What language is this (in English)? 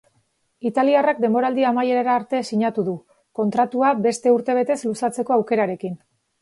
Basque